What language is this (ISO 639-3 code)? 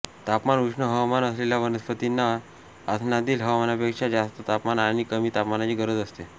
mar